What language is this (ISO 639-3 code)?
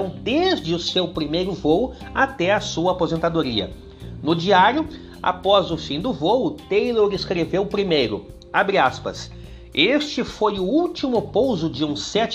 por